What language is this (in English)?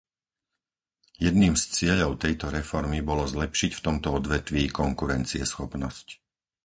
Slovak